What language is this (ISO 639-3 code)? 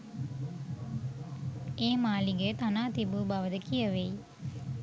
sin